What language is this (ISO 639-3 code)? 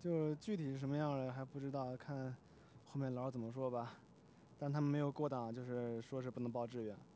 zho